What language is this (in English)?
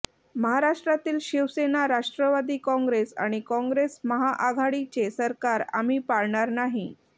Marathi